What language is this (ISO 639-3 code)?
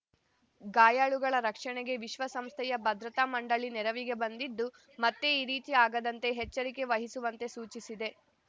kan